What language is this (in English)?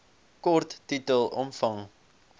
Afrikaans